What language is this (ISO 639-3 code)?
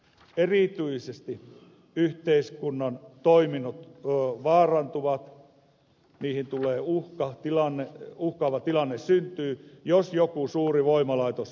fin